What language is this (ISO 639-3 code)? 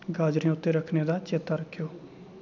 doi